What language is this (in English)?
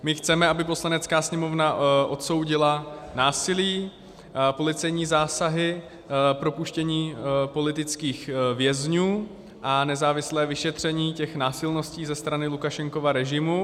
Czech